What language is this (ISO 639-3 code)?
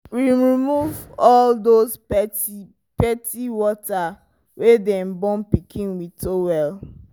pcm